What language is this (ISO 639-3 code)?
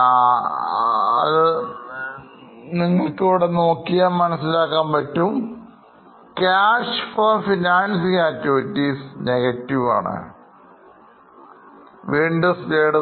mal